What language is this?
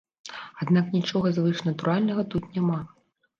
Belarusian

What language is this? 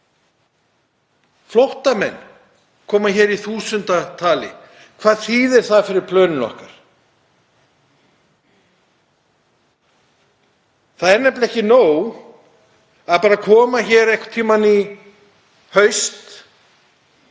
Icelandic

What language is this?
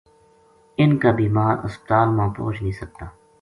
Gujari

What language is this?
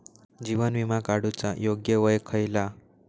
Marathi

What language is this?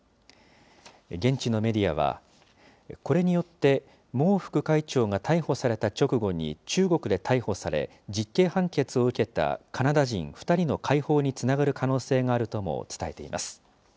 Japanese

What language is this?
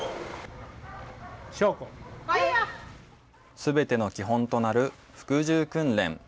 Japanese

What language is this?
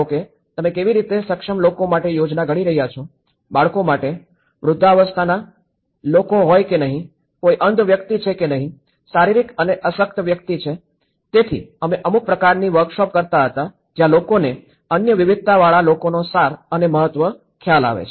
Gujarati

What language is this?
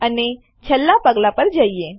Gujarati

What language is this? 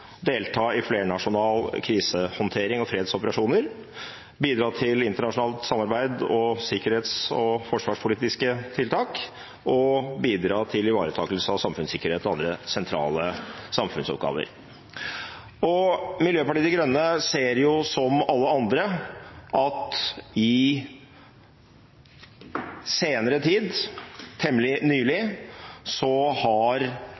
Norwegian Bokmål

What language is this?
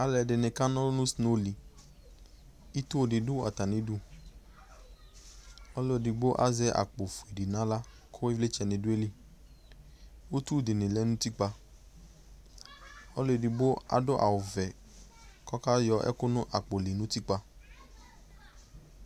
Ikposo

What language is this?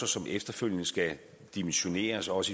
Danish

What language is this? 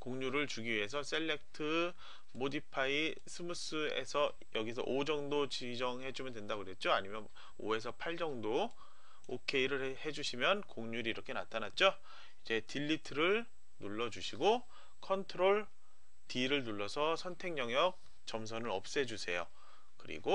Korean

